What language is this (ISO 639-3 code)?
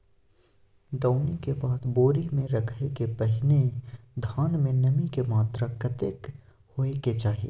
mai